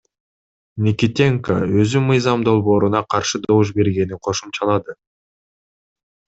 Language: Kyrgyz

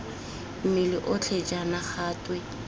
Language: Tswana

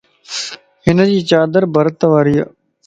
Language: Lasi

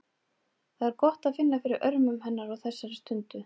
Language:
Icelandic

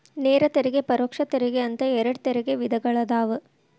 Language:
Kannada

